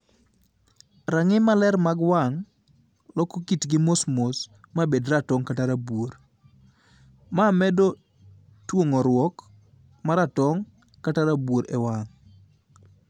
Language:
Luo (Kenya and Tanzania)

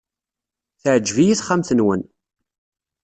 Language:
Kabyle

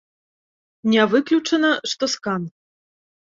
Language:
Belarusian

